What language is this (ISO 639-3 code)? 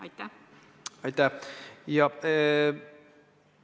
est